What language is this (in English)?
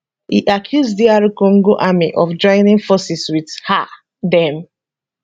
Nigerian Pidgin